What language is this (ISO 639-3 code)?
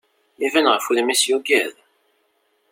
kab